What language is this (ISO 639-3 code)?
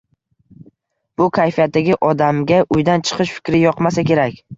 uzb